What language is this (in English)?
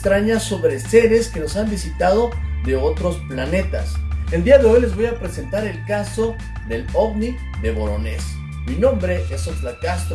Spanish